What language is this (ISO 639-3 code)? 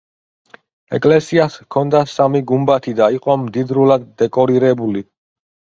kat